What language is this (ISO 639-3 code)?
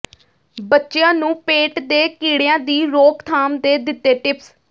pan